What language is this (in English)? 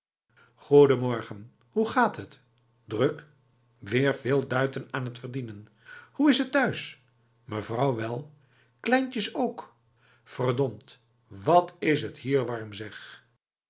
Dutch